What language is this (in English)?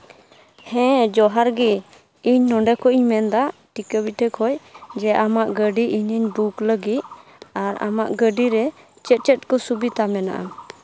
Santali